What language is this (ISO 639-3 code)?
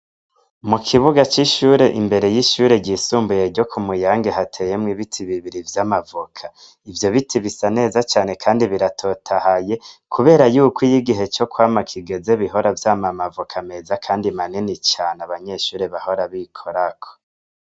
run